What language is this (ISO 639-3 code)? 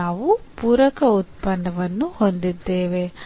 kan